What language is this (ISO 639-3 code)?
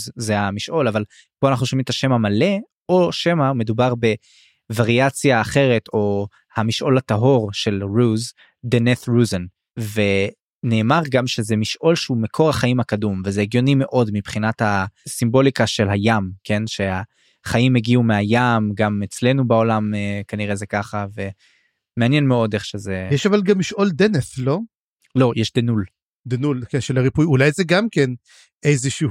heb